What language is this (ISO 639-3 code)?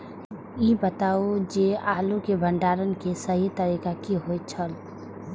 mai